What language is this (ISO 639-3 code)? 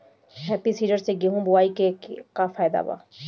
bho